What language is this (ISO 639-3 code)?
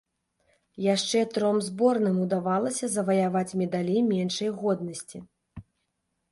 bel